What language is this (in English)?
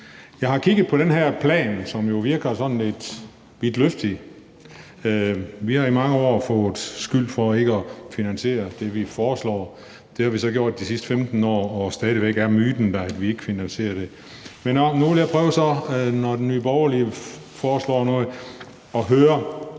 Danish